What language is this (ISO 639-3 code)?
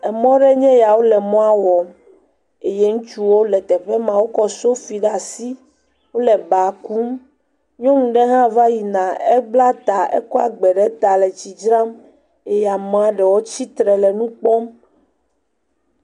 ewe